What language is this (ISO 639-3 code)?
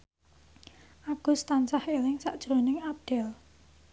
jav